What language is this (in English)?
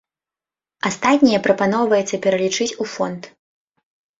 Belarusian